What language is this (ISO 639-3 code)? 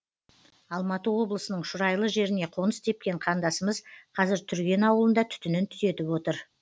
kaz